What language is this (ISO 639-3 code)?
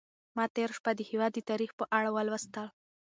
pus